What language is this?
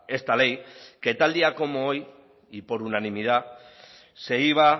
Spanish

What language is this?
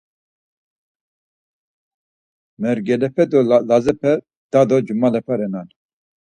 Laz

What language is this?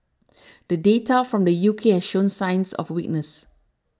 English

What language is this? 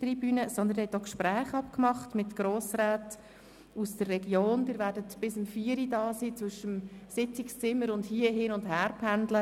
Swiss German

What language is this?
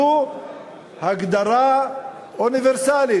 Hebrew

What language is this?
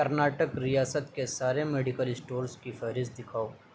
Urdu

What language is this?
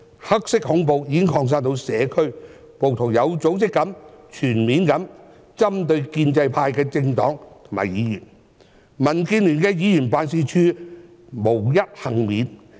Cantonese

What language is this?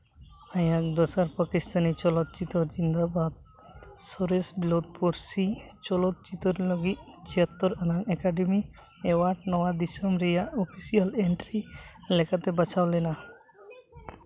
Santali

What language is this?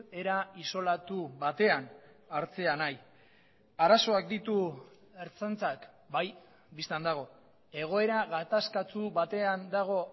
Basque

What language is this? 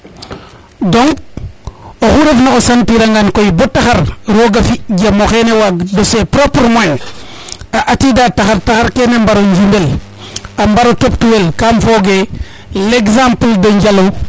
Serer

